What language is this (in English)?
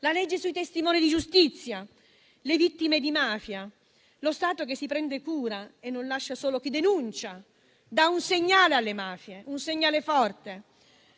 Italian